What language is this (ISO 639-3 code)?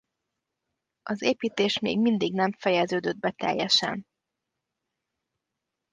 hun